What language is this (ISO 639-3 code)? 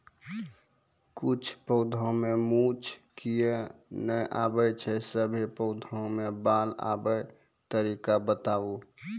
mai